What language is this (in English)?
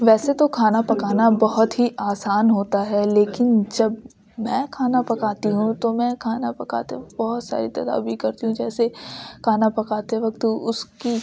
Urdu